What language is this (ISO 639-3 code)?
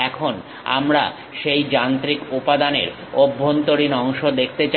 ben